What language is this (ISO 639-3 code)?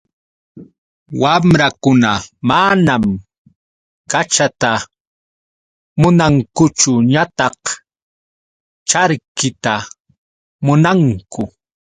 qux